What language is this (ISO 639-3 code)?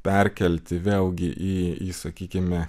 lit